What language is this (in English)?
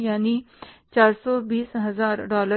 Hindi